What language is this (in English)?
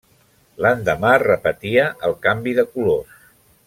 Catalan